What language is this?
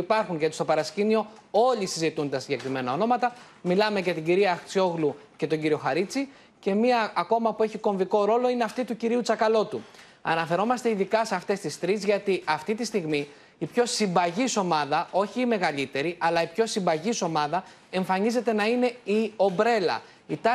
Greek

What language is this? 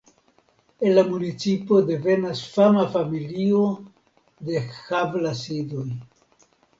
Esperanto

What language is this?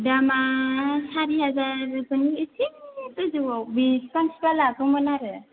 Bodo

